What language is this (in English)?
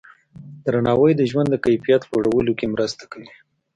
Pashto